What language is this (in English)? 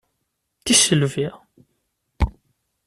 Kabyle